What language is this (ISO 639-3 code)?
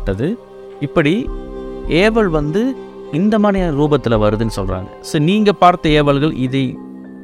tam